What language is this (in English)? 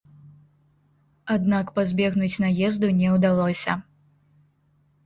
Belarusian